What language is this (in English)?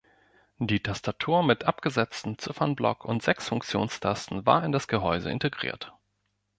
German